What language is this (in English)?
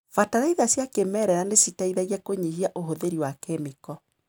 Kikuyu